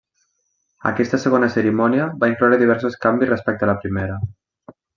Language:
Catalan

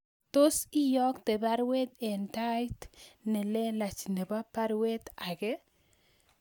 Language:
Kalenjin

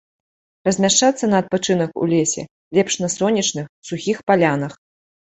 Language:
Belarusian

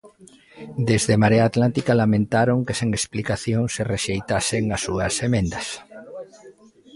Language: Galician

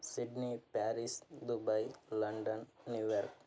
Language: Kannada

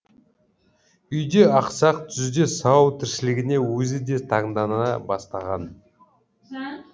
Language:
Kazakh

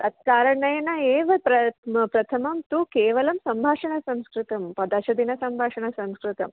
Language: Sanskrit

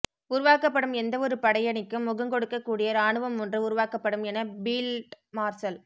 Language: Tamil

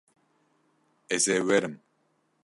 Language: Kurdish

